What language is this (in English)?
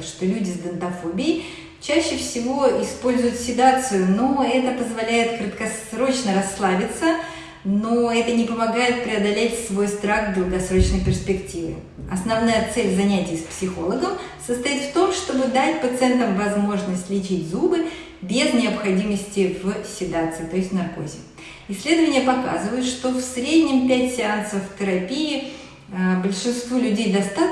Russian